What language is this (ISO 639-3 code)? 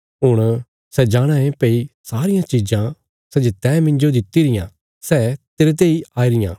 kfs